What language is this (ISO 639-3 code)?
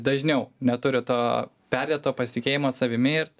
lit